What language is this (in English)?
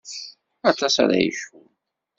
Kabyle